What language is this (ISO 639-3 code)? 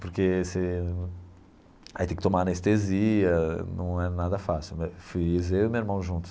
por